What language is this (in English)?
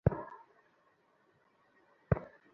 Bangla